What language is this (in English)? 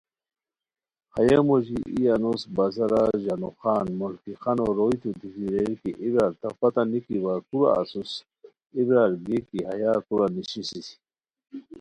Khowar